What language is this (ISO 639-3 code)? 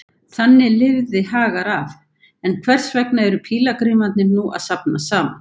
isl